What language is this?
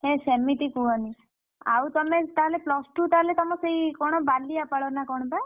Odia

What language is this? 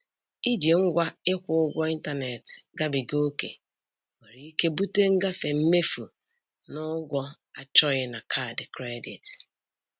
Igbo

